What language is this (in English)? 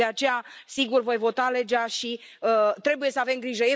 Romanian